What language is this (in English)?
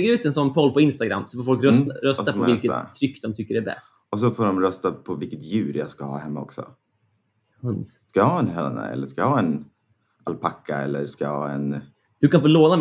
Swedish